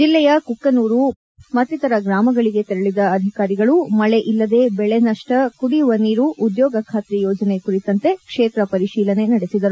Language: Kannada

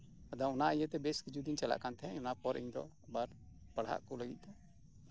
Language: Santali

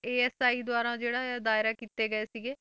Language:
Punjabi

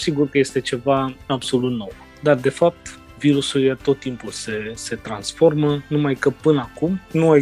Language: Romanian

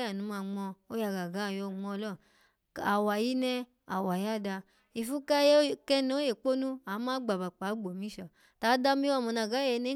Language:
Alago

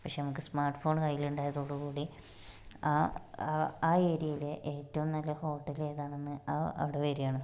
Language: Malayalam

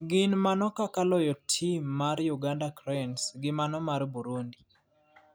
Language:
Luo (Kenya and Tanzania)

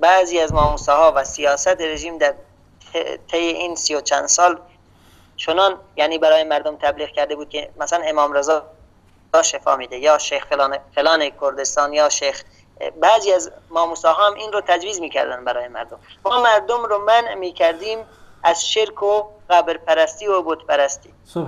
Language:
Persian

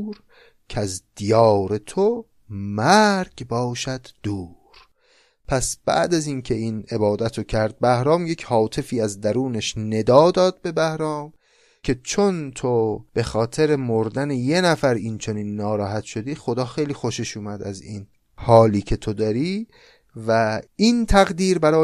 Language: Persian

